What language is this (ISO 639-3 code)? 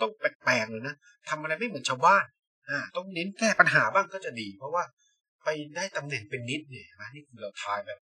tha